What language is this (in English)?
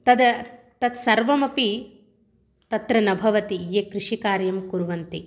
Sanskrit